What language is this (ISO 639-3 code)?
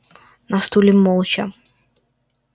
rus